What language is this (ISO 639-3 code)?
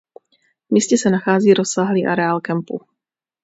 ces